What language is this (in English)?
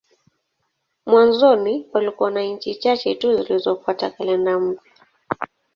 Swahili